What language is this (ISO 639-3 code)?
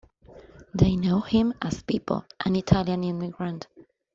eng